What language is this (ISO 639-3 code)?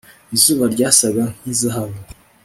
kin